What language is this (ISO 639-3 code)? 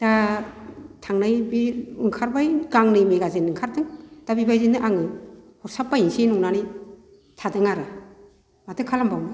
brx